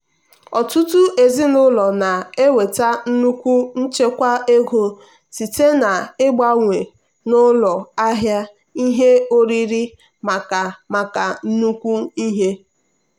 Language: Igbo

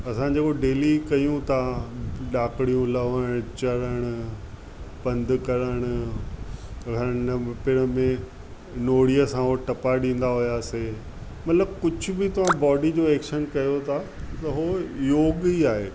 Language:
Sindhi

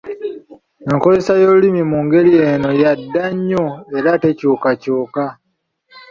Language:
Ganda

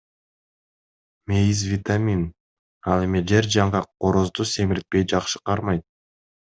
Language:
Kyrgyz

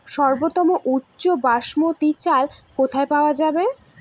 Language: Bangla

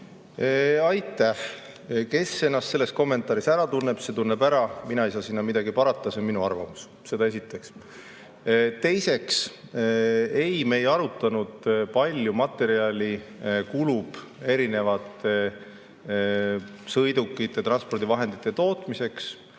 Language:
Estonian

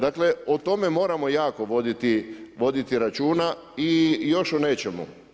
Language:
Croatian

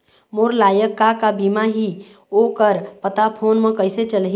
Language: Chhattisgarhi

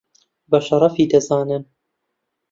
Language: Central Kurdish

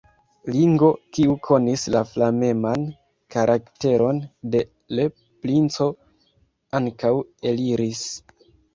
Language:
Esperanto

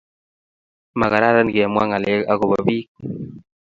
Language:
Kalenjin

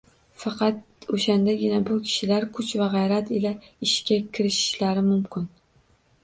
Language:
Uzbek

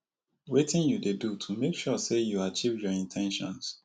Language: Nigerian Pidgin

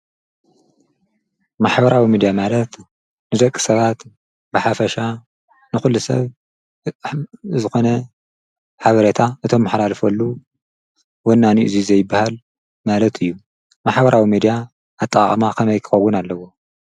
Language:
Tigrinya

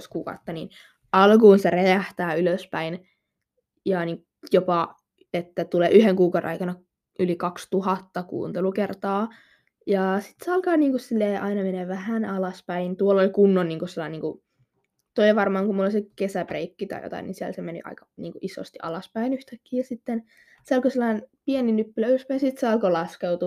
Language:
Finnish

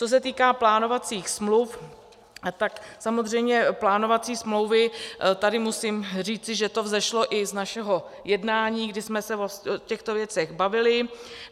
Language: Czech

